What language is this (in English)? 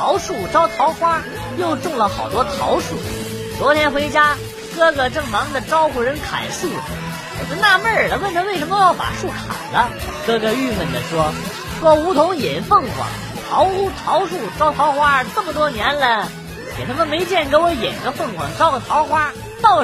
Chinese